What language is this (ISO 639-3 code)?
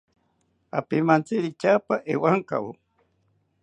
cpy